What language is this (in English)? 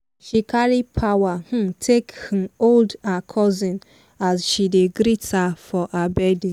Nigerian Pidgin